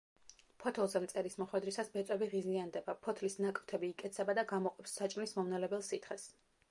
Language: Georgian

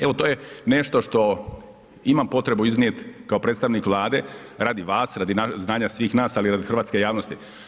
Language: Croatian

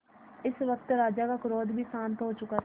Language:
Hindi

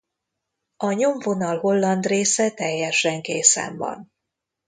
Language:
Hungarian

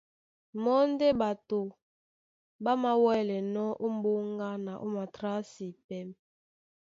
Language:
Duala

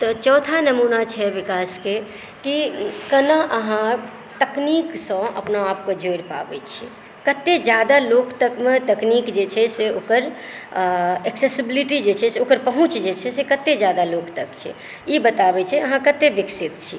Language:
Maithili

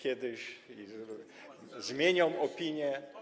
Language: Polish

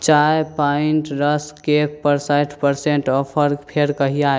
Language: Maithili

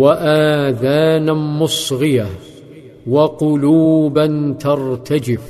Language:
Arabic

